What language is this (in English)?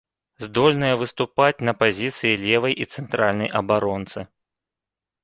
Belarusian